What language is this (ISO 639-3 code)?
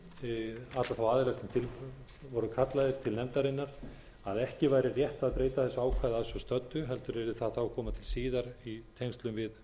isl